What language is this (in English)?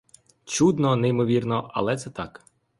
Ukrainian